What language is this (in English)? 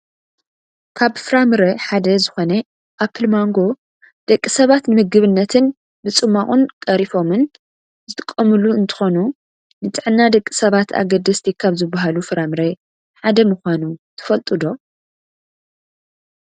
Tigrinya